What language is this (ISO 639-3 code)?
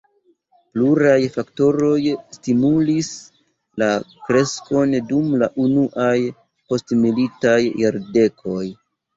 epo